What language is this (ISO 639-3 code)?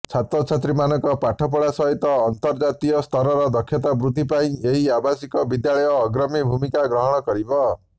ori